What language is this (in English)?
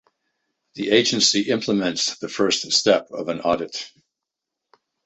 English